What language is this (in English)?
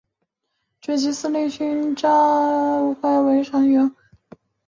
Chinese